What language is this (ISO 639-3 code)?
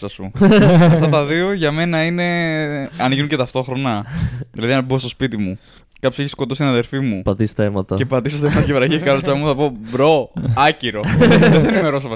ell